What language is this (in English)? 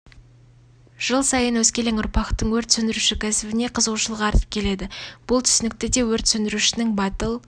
Kazakh